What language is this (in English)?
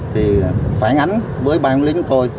Vietnamese